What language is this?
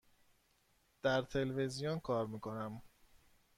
Persian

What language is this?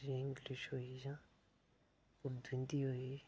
Dogri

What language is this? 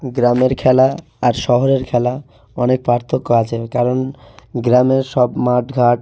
Bangla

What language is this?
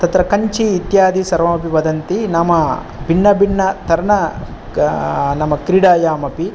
Sanskrit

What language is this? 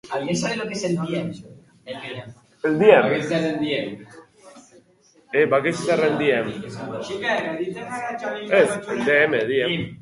Basque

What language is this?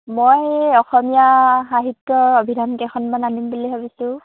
Assamese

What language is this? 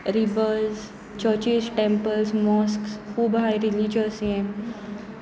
Konkani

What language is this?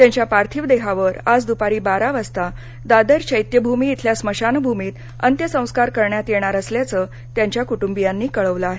Marathi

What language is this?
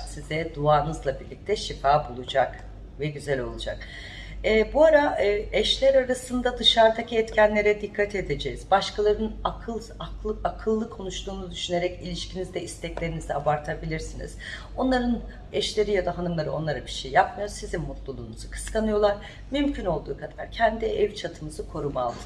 Turkish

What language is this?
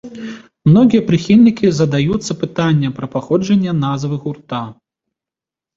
Belarusian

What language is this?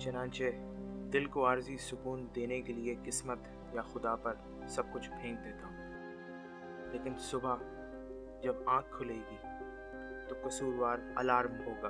Urdu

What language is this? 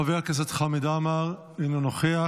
Hebrew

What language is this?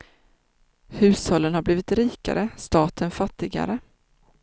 Swedish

